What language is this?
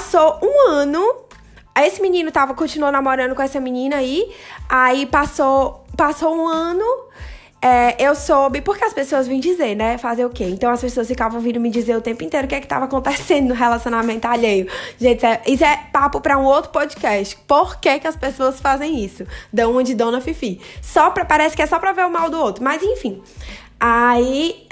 Portuguese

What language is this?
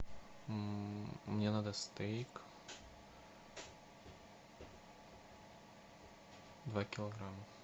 Russian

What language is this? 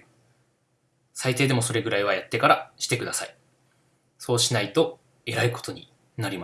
Japanese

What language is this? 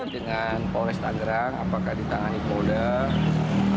Indonesian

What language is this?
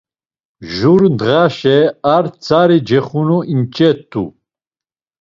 Laz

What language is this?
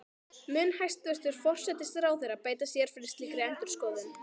Icelandic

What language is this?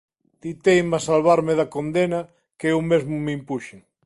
Galician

